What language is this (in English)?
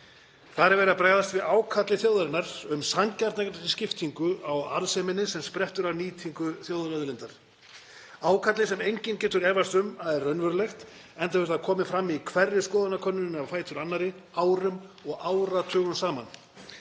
Icelandic